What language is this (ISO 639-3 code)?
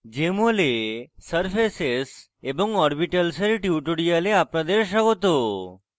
ben